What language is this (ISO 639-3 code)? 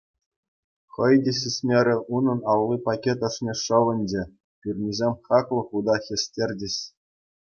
chv